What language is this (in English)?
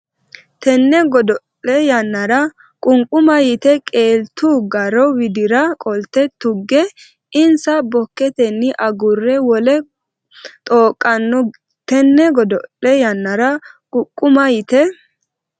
Sidamo